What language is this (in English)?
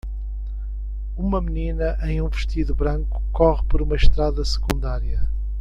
Portuguese